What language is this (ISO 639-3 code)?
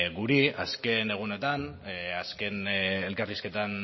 eus